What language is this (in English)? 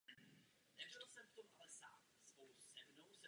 Czech